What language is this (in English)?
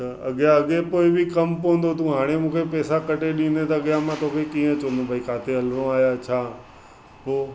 Sindhi